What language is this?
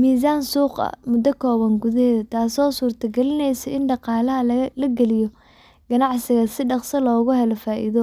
Somali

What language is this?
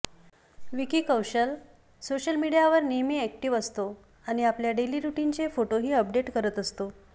Marathi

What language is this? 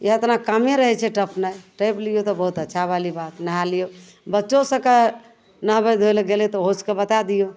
Maithili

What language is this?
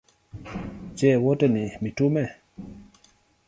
Swahili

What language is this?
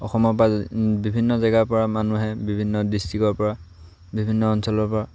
Assamese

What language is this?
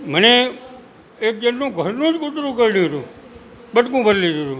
Gujarati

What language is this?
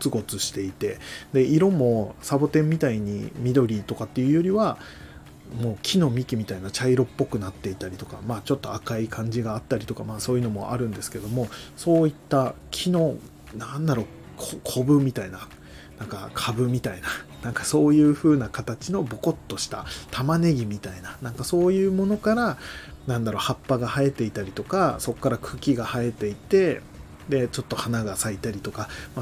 Japanese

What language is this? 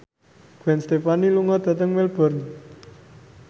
Javanese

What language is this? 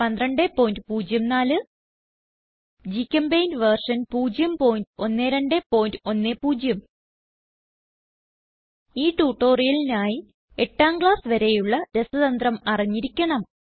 Malayalam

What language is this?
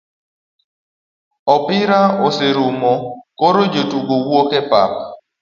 Luo (Kenya and Tanzania)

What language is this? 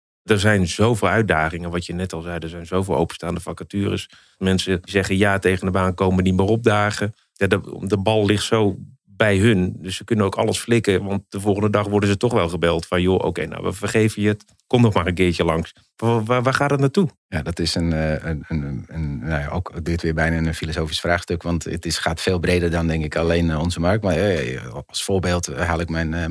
Dutch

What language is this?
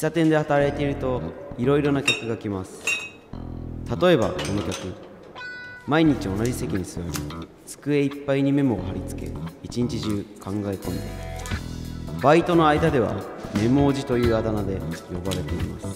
Japanese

